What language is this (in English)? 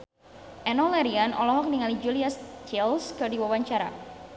Sundanese